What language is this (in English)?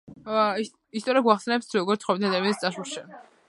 Georgian